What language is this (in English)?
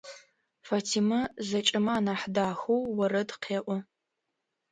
Adyghe